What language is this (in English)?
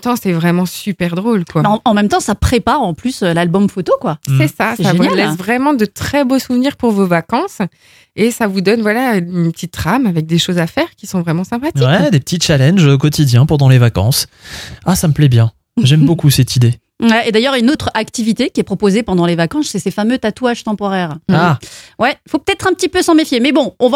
French